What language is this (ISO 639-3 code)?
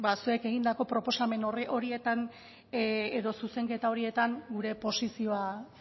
eus